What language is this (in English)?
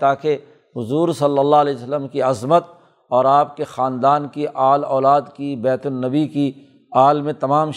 Urdu